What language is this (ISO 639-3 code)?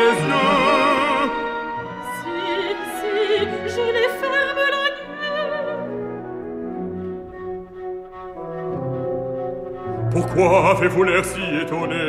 fra